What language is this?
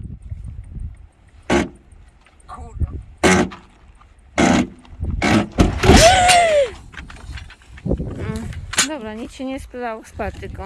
Polish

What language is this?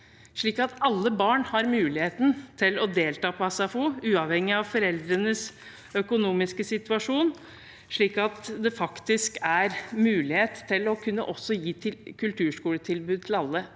Norwegian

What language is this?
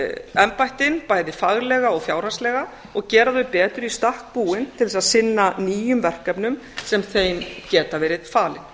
Icelandic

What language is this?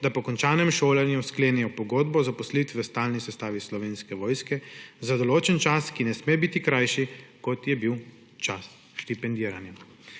Slovenian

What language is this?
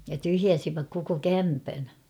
Finnish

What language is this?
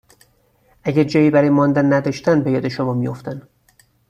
Persian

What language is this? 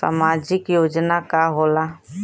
Bhojpuri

